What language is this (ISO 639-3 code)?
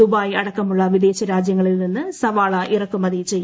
mal